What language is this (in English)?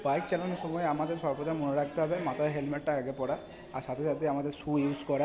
Bangla